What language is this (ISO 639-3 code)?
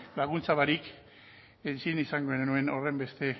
eus